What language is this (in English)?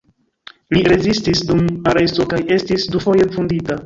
Esperanto